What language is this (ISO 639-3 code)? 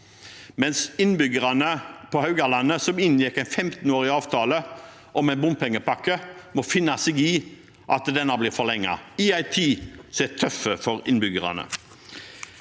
nor